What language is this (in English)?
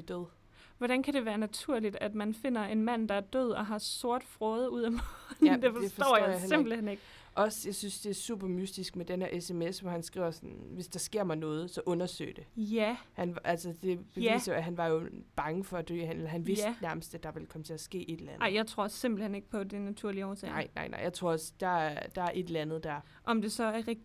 Danish